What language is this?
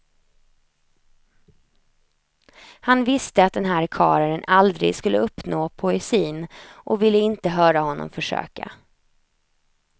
Swedish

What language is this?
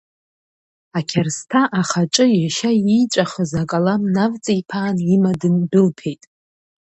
Abkhazian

